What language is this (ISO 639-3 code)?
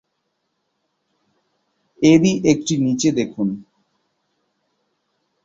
ben